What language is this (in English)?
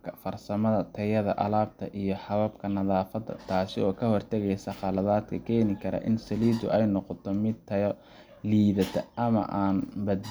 Somali